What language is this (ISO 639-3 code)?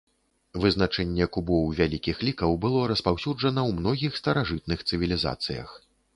bel